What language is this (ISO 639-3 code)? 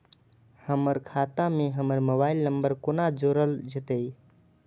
mai